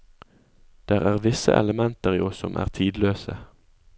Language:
Norwegian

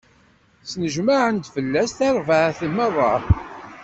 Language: Kabyle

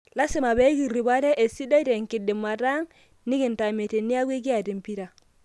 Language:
Masai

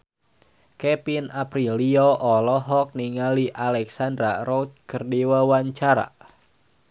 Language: Sundanese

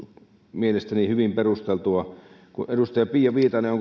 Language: Finnish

